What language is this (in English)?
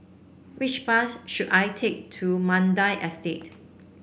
English